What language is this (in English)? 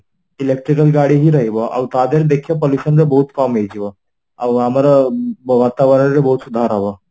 Odia